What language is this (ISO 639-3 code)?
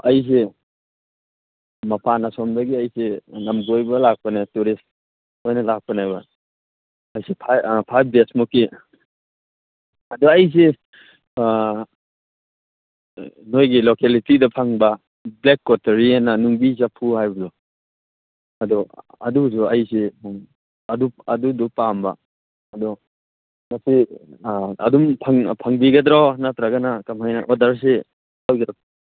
mni